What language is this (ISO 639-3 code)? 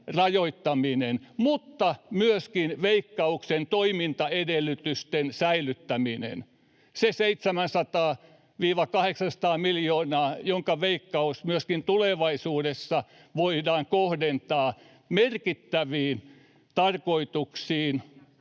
fin